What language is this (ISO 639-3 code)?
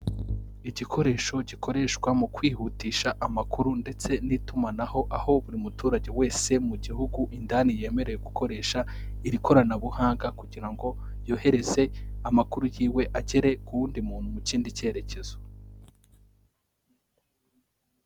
kin